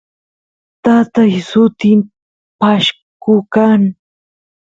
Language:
Santiago del Estero Quichua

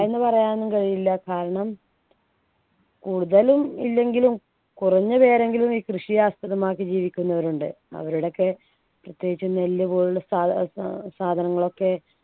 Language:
Malayalam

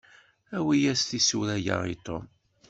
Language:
Kabyle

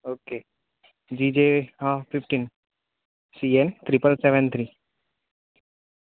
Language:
Gujarati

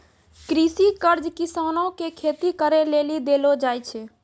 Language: Maithili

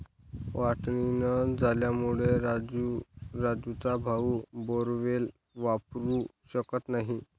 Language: Marathi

